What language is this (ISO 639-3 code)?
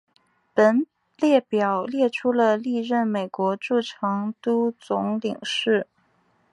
zho